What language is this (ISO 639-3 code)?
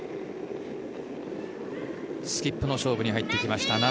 jpn